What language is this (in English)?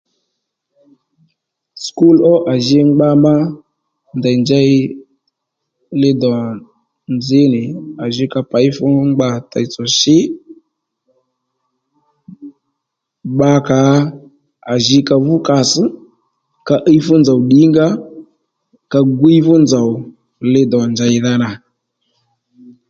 Lendu